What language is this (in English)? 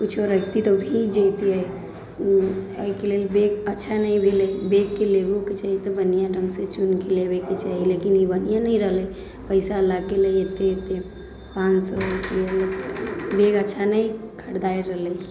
Maithili